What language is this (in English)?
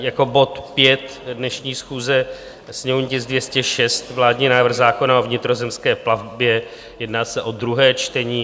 Czech